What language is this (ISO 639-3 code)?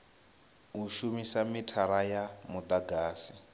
ven